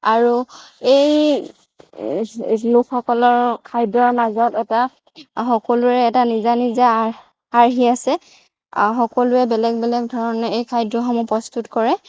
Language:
Assamese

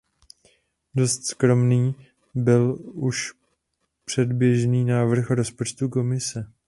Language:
Czech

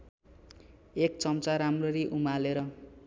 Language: Nepali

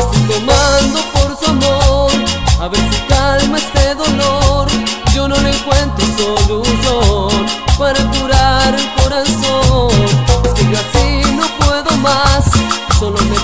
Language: Spanish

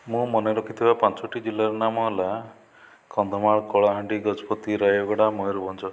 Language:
Odia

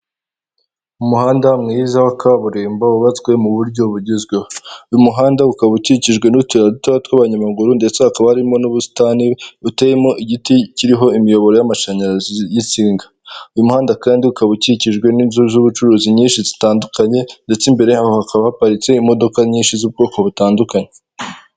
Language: Kinyarwanda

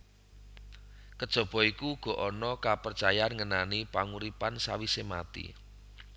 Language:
Javanese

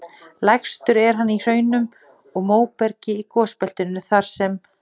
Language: Icelandic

